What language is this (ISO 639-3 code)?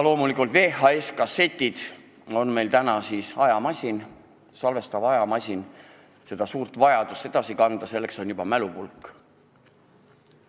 est